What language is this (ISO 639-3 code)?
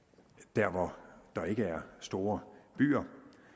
dan